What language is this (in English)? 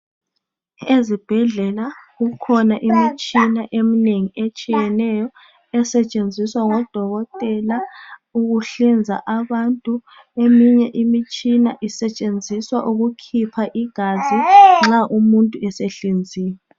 North Ndebele